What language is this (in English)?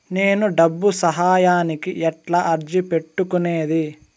Telugu